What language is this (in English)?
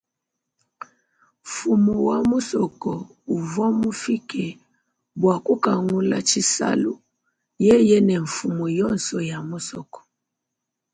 Luba-Lulua